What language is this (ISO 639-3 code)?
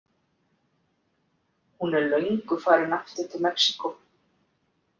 isl